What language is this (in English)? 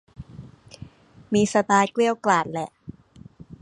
Thai